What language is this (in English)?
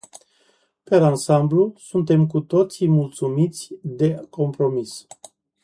Romanian